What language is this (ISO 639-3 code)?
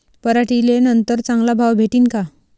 mar